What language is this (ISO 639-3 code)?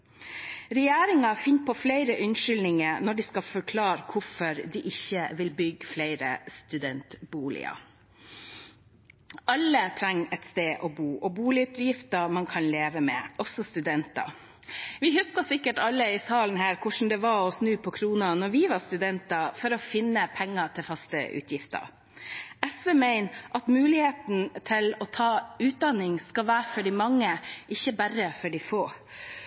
nob